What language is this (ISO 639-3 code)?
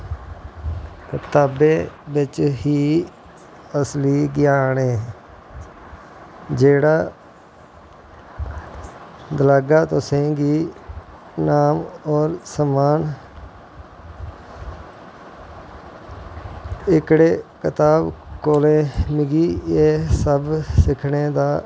doi